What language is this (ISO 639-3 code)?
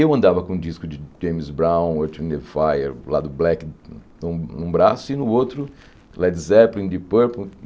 por